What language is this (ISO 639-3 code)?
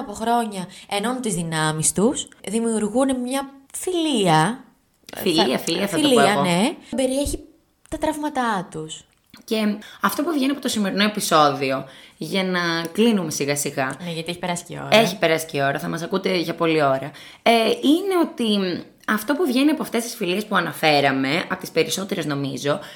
ell